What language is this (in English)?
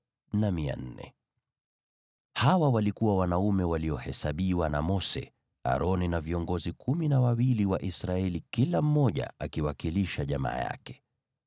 Swahili